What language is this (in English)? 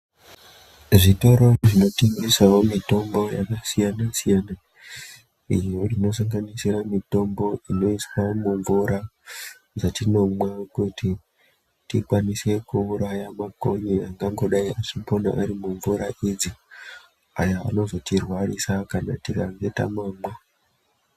Ndau